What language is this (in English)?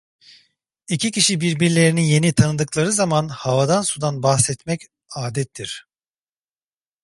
Turkish